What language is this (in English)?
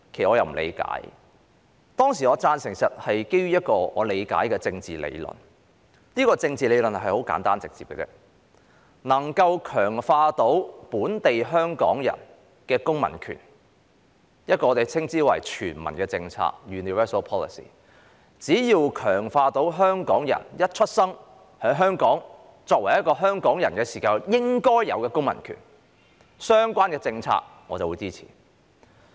Cantonese